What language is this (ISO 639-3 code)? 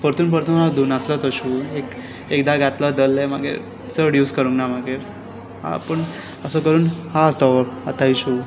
kok